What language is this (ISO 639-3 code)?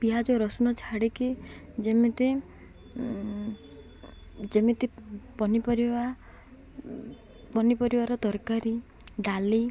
ori